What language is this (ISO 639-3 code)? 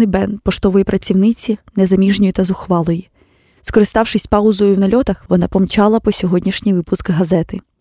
ukr